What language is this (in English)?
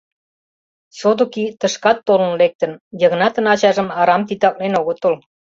Mari